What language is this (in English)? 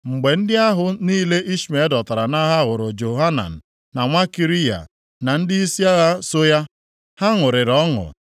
Igbo